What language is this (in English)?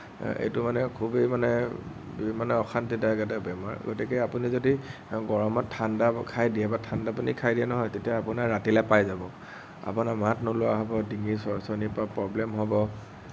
Assamese